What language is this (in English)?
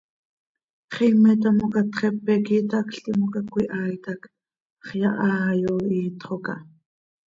Seri